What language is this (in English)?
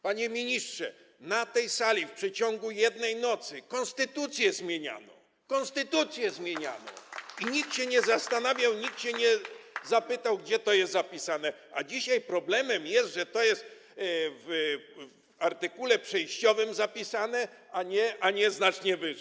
Polish